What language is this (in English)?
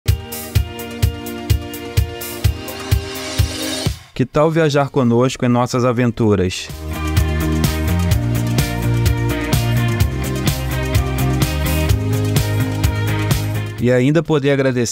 Portuguese